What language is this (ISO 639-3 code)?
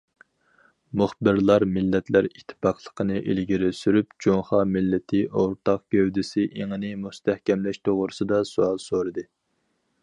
uig